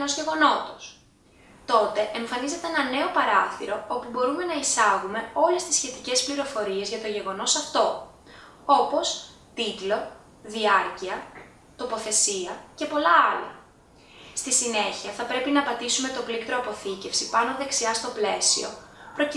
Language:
Greek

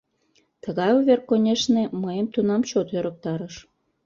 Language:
Mari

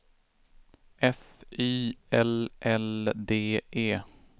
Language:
Swedish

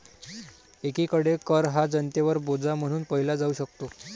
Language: Marathi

